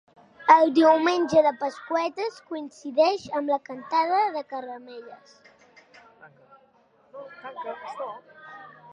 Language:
Catalan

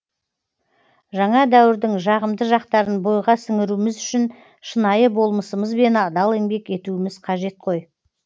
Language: Kazakh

